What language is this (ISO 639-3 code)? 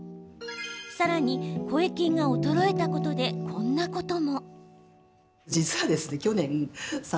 jpn